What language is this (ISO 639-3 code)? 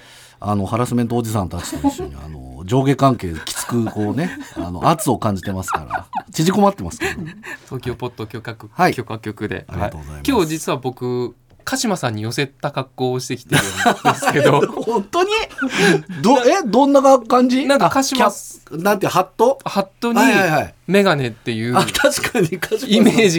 jpn